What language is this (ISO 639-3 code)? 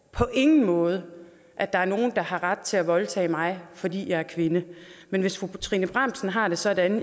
dan